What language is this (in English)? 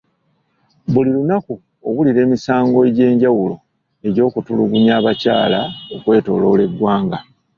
Ganda